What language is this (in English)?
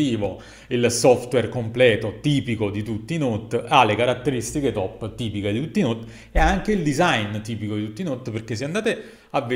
Italian